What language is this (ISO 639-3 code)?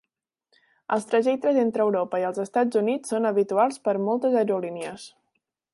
cat